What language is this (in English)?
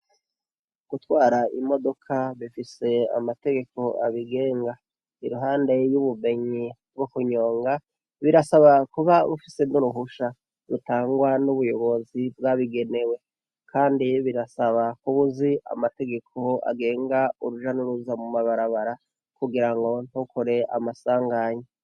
Rundi